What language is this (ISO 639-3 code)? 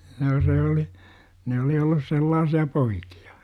fin